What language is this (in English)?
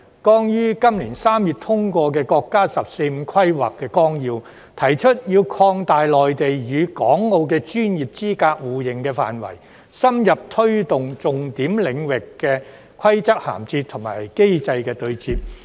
Cantonese